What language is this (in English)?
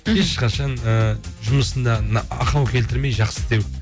Kazakh